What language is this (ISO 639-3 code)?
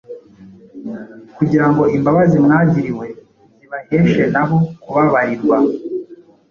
kin